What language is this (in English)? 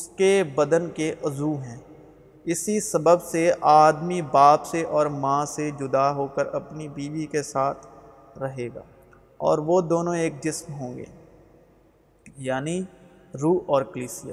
Urdu